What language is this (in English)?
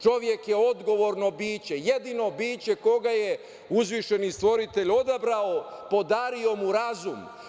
Serbian